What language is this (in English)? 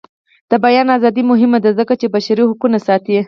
Pashto